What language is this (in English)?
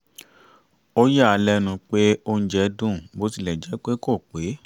Yoruba